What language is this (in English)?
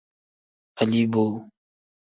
Tem